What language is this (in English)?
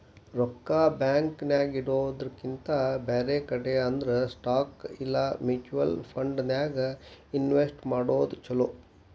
Kannada